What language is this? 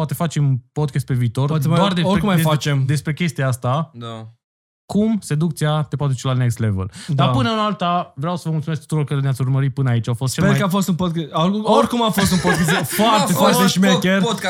Romanian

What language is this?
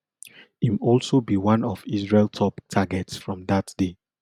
Nigerian Pidgin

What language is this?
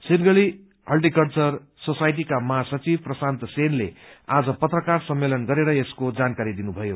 Nepali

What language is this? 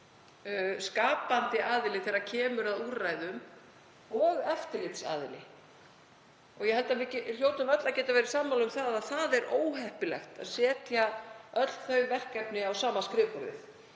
Icelandic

